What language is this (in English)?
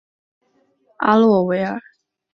Chinese